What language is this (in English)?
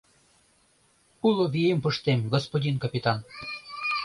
Mari